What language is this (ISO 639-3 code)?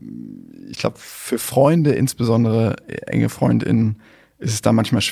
deu